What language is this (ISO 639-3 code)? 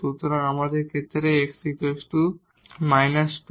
ben